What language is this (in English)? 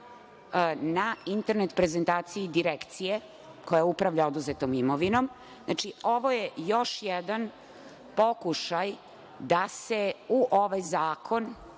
Serbian